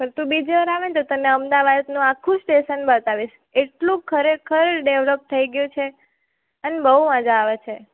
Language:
Gujarati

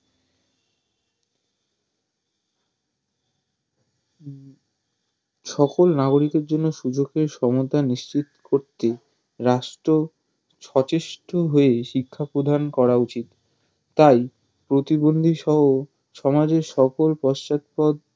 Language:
Bangla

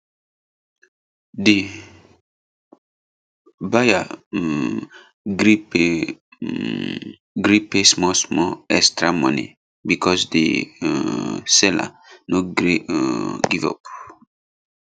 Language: Nigerian Pidgin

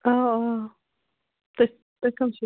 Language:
Kashmiri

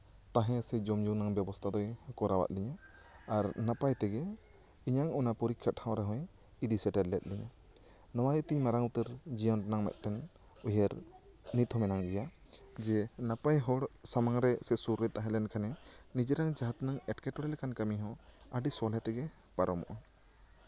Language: Santali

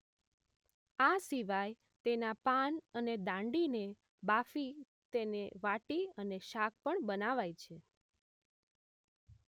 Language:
Gujarati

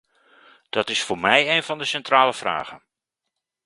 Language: Dutch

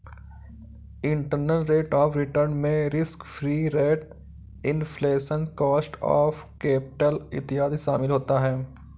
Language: Hindi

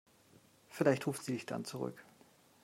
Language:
German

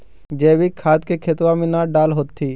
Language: Magahi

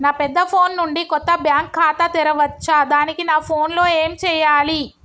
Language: Telugu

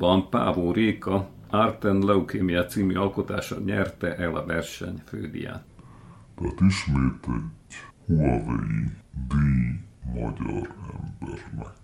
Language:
Hungarian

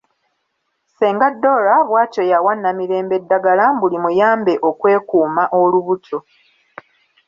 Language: Ganda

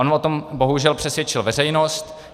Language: Czech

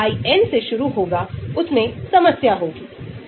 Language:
Hindi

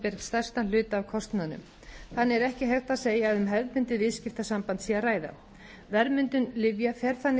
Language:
Icelandic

